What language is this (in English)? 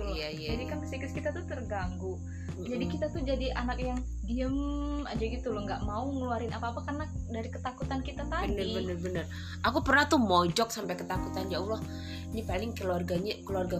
Indonesian